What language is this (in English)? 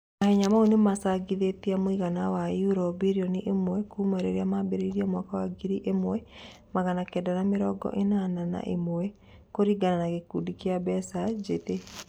Kikuyu